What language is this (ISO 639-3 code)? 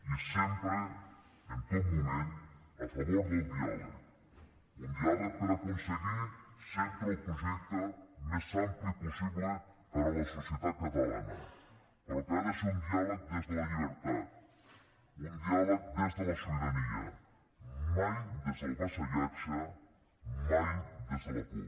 cat